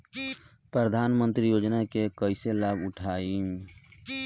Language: Bhojpuri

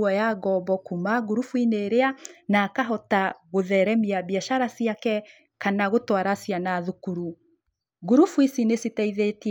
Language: Kikuyu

